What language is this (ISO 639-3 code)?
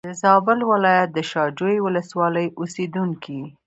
pus